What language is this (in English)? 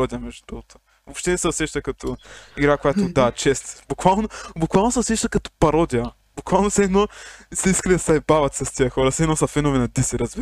Bulgarian